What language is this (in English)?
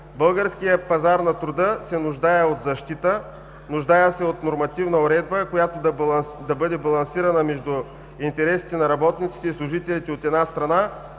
Bulgarian